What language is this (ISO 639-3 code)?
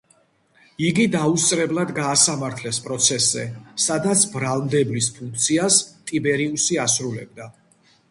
kat